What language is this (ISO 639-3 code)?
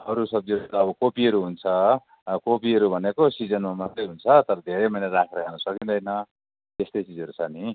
nep